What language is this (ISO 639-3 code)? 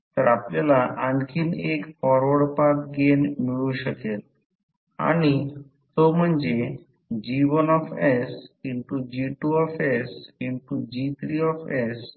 mar